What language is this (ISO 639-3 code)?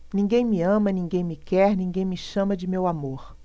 por